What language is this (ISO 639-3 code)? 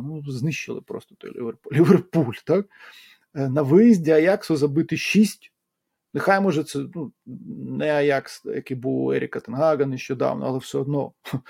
ukr